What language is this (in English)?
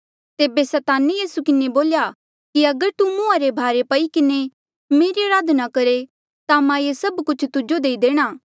Mandeali